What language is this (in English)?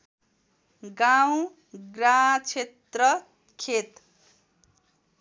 Nepali